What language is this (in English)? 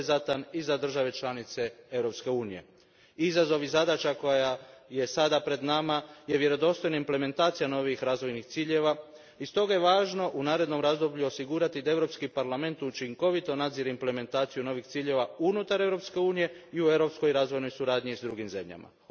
Croatian